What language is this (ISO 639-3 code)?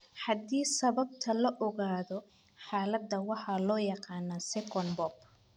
som